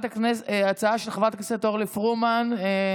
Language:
Hebrew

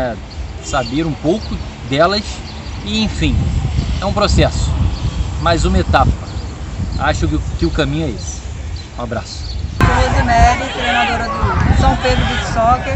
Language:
Portuguese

